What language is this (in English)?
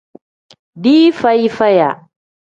Tem